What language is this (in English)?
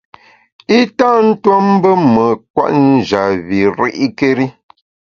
Bamun